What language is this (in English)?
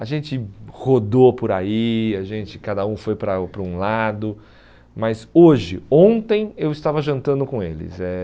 Portuguese